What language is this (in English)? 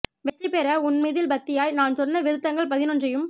Tamil